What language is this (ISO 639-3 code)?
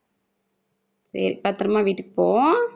tam